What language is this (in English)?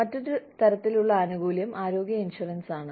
Malayalam